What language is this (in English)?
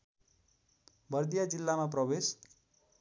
Nepali